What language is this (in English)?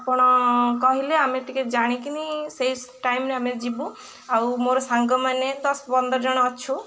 Odia